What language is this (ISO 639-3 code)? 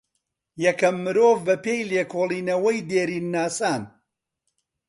ckb